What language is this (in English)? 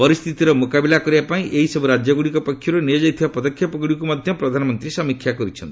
Odia